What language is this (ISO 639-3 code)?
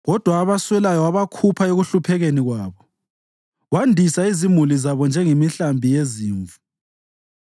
nde